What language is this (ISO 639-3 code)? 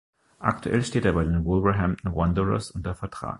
deu